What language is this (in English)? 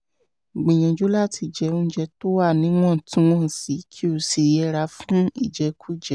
Yoruba